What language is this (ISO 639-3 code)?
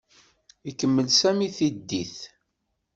kab